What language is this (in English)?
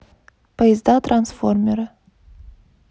Russian